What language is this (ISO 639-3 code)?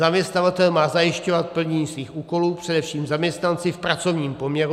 ces